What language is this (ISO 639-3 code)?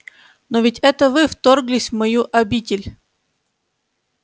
rus